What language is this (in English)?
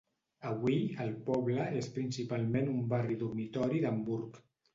Catalan